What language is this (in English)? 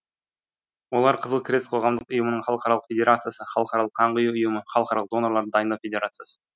Kazakh